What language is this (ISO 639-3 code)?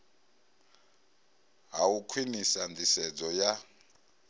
ven